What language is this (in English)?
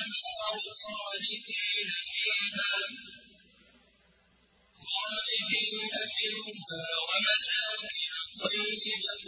Arabic